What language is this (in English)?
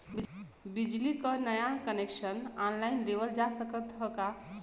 Bhojpuri